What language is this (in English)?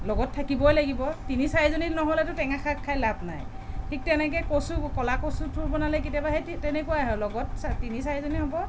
Assamese